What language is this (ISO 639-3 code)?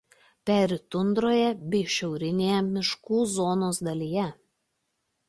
lit